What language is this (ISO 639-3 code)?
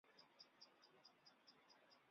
zho